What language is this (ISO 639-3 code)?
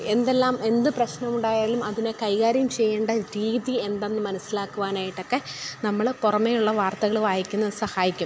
mal